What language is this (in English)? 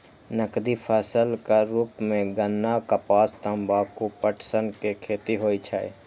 Maithili